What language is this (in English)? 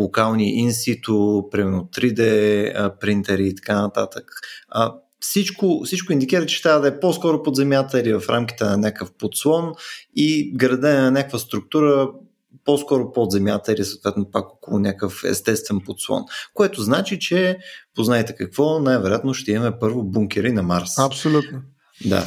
Bulgarian